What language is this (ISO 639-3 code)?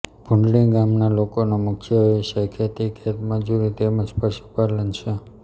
guj